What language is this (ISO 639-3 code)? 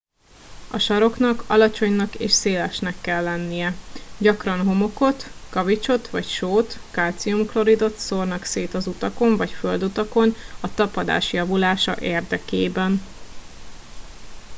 hun